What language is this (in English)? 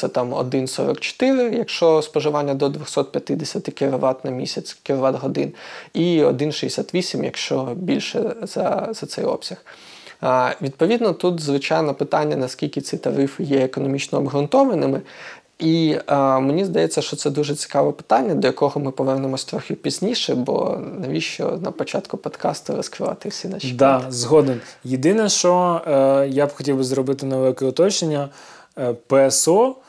Ukrainian